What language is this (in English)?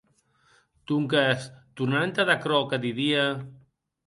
Occitan